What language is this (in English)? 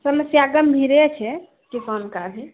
Maithili